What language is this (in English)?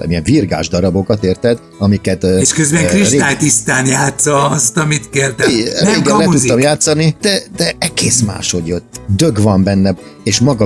Hungarian